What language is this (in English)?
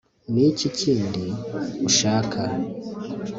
Kinyarwanda